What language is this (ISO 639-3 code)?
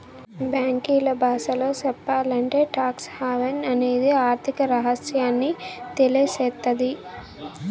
tel